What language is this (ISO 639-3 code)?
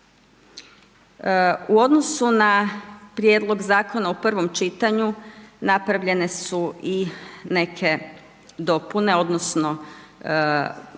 hrv